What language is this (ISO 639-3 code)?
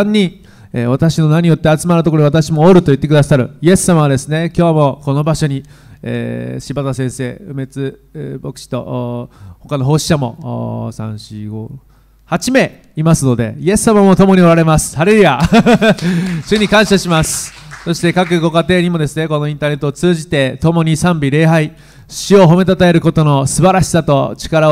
jpn